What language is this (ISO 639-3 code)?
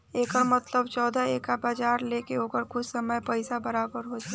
bho